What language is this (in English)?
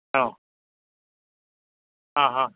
Malayalam